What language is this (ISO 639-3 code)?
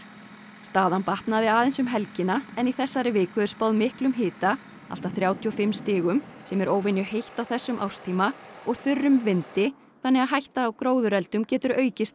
isl